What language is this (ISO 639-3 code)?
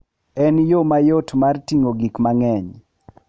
luo